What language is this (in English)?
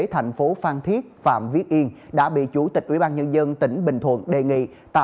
Vietnamese